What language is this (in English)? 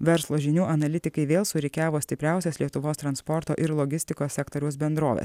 Lithuanian